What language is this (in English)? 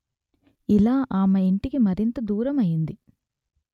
Telugu